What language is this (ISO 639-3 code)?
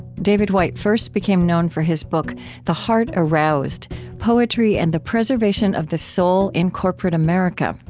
eng